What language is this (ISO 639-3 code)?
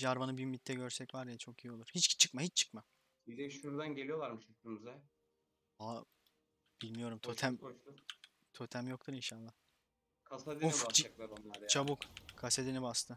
tur